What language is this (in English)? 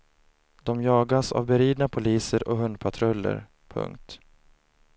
Swedish